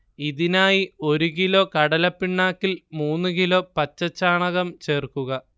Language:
Malayalam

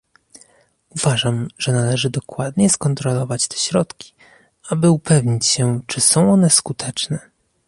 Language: Polish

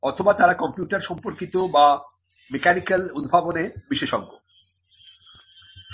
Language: Bangla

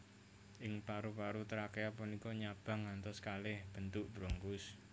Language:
Javanese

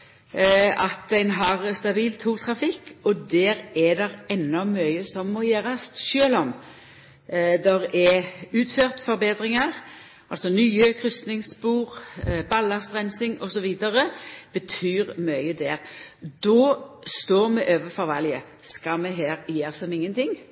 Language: Norwegian Nynorsk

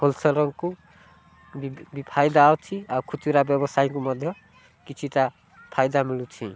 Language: Odia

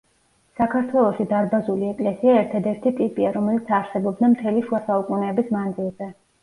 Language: Georgian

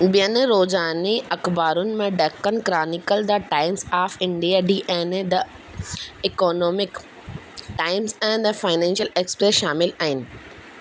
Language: Sindhi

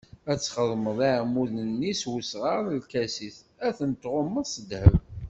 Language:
Kabyle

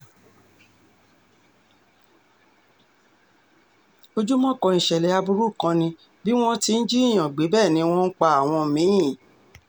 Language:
Yoruba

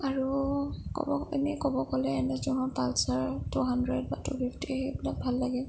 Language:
Assamese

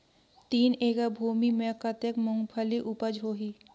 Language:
Chhattisgarhi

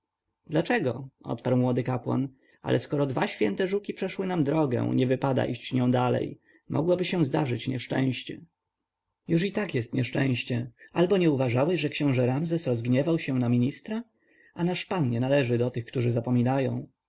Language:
Polish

